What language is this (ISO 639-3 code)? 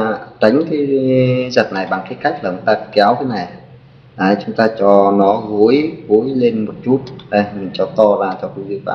vie